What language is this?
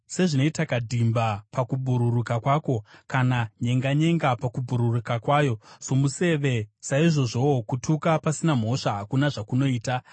Shona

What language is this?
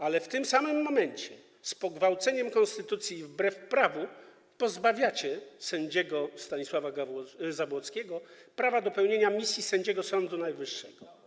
Polish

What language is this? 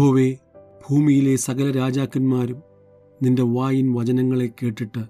Malayalam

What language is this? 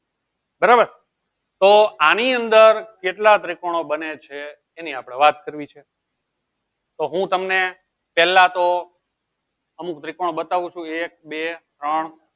Gujarati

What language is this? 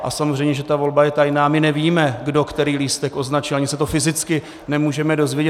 Czech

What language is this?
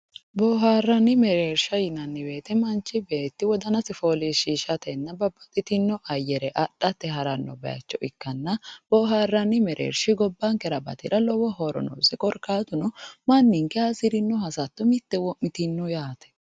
Sidamo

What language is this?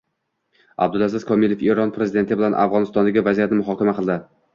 Uzbek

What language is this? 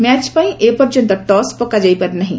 Odia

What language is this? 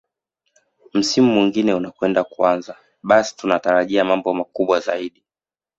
Swahili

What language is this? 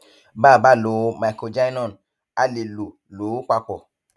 Yoruba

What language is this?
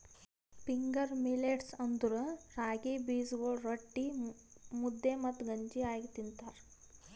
Kannada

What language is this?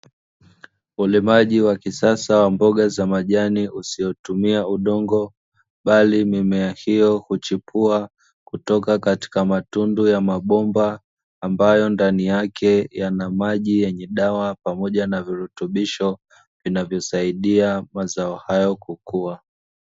Swahili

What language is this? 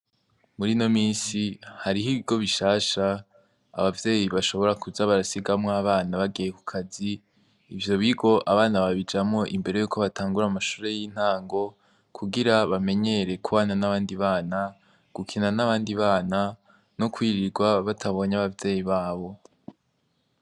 Rundi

